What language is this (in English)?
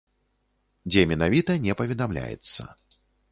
Belarusian